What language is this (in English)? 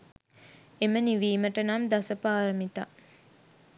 Sinhala